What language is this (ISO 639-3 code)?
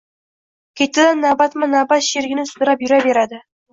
uzb